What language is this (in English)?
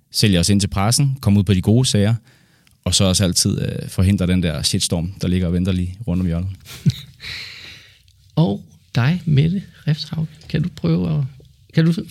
Danish